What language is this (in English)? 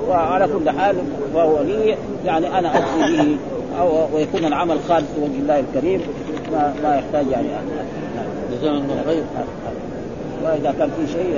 Arabic